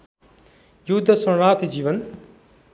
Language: Nepali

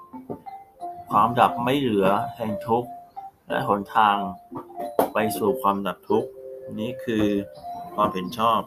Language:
Thai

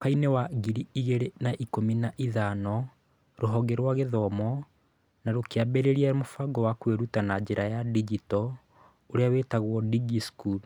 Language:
Kikuyu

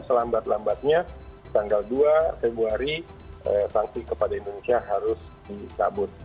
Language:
Indonesian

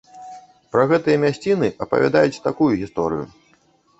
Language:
Belarusian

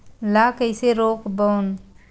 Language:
Chhattisgarhi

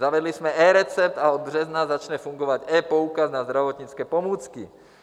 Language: Czech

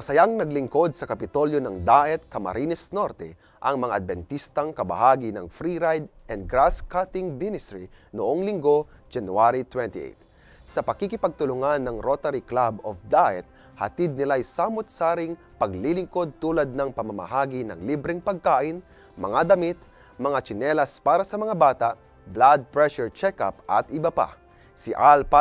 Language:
Filipino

